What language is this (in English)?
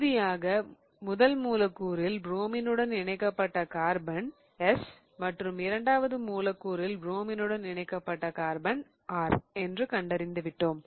Tamil